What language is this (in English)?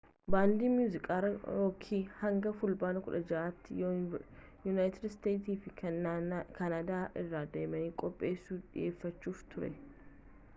Oromo